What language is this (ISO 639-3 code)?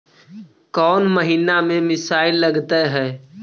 mag